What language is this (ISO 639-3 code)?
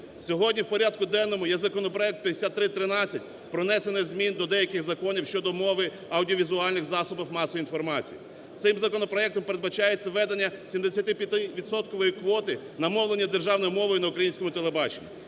ukr